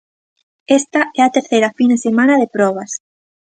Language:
Galician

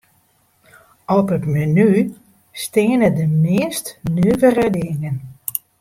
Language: Western Frisian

